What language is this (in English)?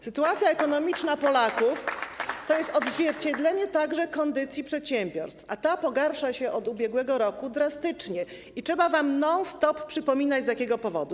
Polish